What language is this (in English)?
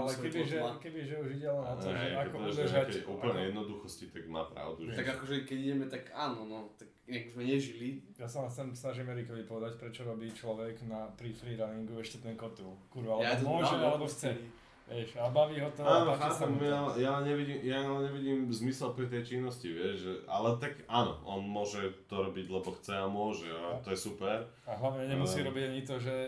Slovak